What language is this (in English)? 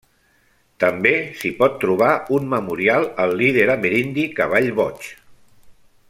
Catalan